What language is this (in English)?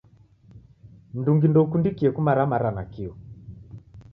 Taita